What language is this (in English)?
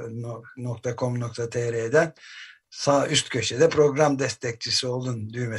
Turkish